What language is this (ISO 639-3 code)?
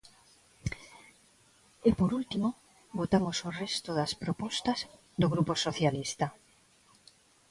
glg